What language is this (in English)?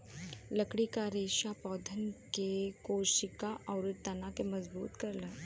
Bhojpuri